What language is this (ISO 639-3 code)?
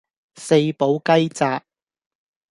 yue